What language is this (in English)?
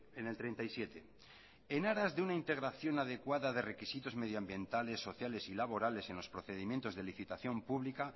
Spanish